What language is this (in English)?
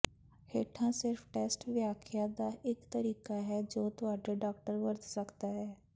Punjabi